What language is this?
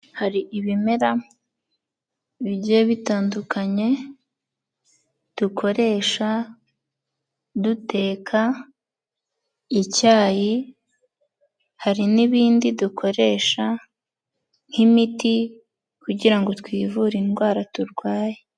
Kinyarwanda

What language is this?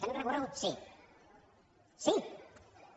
Catalan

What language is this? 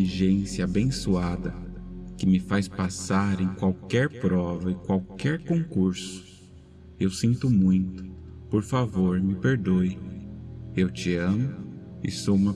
Portuguese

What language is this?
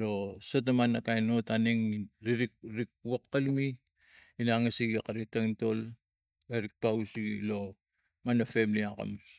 Tigak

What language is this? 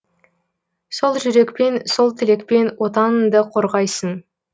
Kazakh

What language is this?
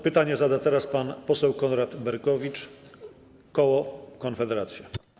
Polish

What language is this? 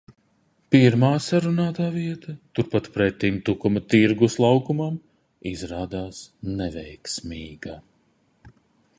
Latvian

